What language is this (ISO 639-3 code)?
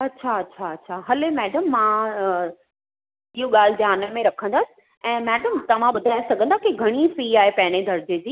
snd